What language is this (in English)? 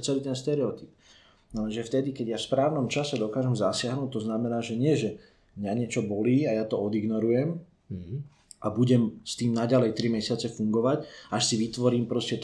Slovak